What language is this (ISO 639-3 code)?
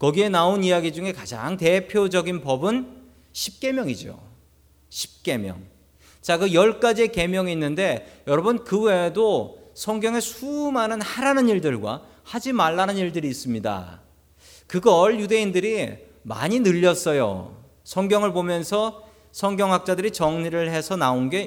kor